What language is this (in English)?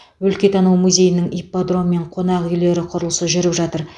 Kazakh